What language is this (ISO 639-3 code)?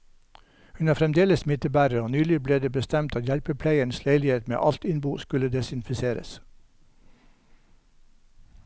nor